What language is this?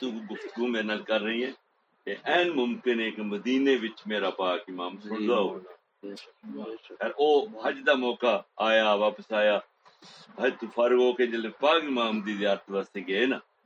Urdu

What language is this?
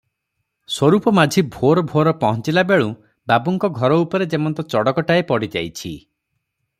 Odia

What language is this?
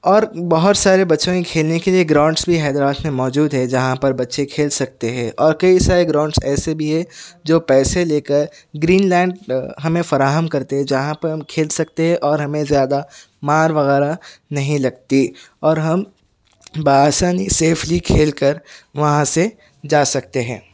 Urdu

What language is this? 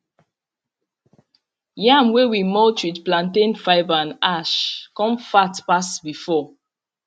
Nigerian Pidgin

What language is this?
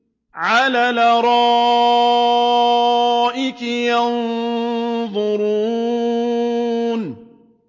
Arabic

